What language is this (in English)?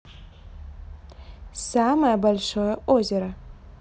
Russian